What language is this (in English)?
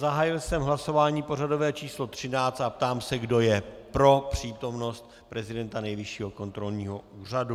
Czech